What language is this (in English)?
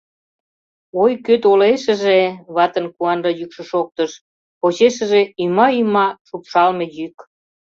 Mari